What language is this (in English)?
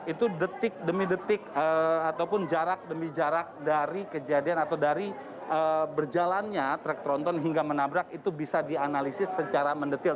Indonesian